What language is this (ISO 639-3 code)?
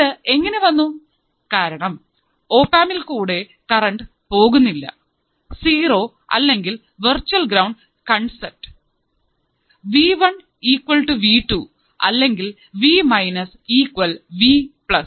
mal